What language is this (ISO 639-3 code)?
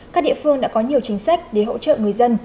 vie